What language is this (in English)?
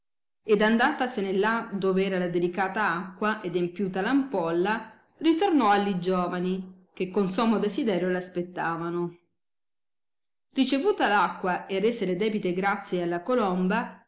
Italian